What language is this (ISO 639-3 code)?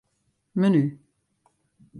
fry